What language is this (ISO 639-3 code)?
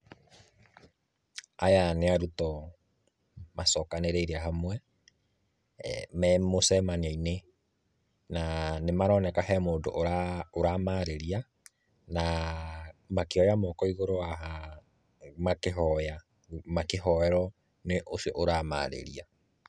kik